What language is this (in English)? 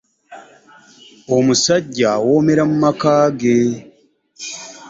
Ganda